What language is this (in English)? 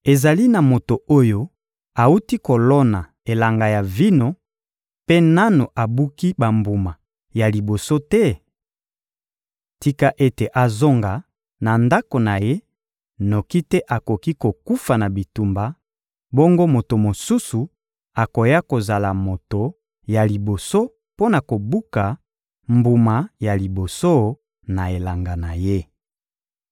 Lingala